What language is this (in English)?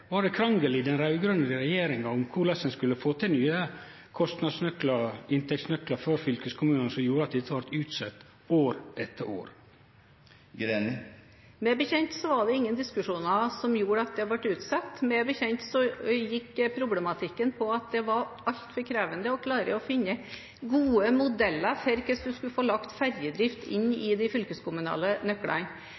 Norwegian